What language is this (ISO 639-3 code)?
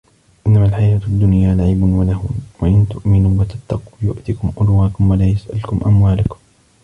ara